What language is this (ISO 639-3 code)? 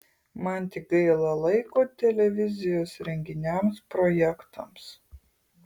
lit